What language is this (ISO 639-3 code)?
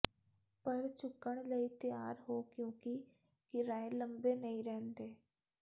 pan